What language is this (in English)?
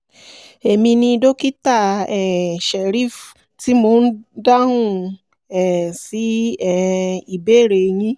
Yoruba